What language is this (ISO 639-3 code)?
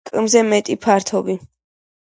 kat